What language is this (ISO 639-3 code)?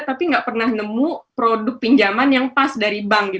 ind